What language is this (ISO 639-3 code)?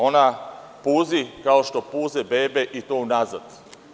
srp